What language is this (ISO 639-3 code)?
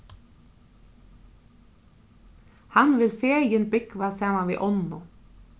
fao